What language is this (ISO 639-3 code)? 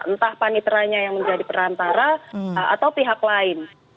ind